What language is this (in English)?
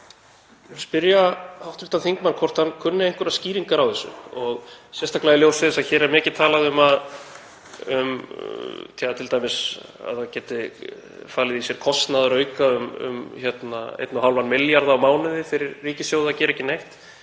Icelandic